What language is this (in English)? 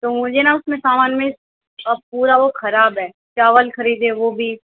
Urdu